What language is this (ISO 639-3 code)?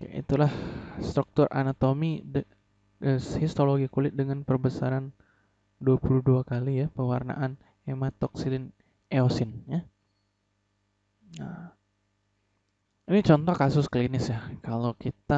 ind